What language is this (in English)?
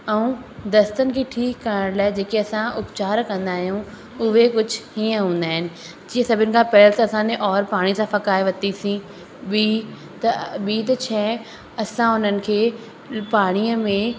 Sindhi